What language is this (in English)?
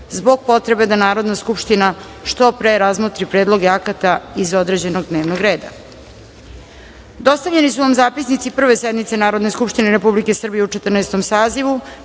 Serbian